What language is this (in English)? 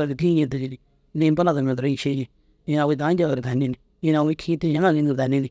Dazaga